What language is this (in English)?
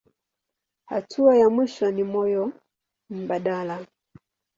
Swahili